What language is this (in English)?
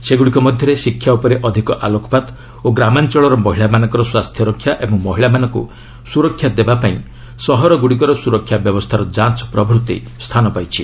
Odia